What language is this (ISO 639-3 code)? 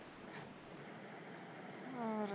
pan